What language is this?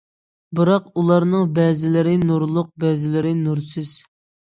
Uyghur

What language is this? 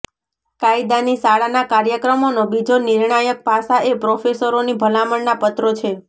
Gujarati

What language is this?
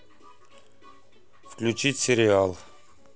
Russian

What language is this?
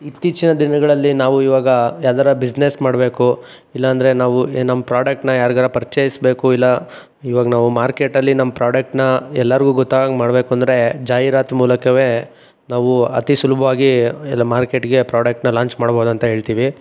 Kannada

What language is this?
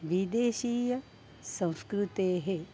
Sanskrit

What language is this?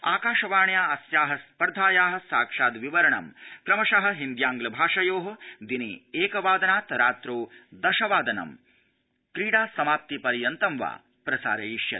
Sanskrit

